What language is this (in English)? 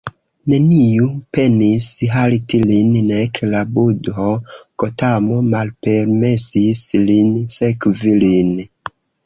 Esperanto